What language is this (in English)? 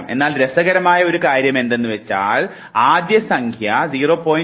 Malayalam